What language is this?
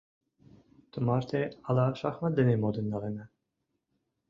Mari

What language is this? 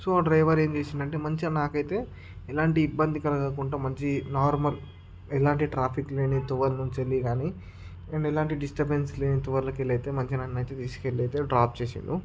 Telugu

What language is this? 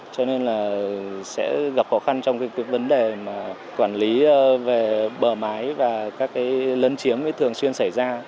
Vietnamese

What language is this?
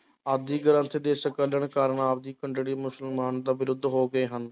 Punjabi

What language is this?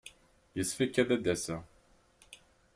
Kabyle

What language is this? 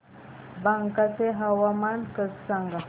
Marathi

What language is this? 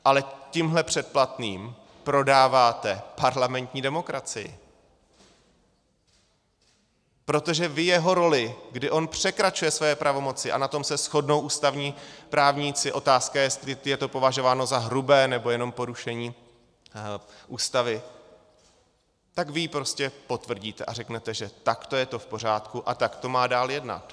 Czech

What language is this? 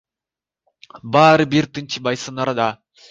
Kyrgyz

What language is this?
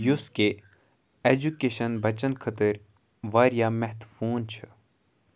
Kashmiri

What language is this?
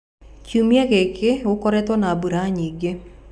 Kikuyu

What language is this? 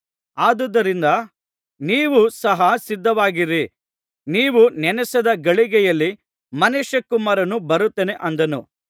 Kannada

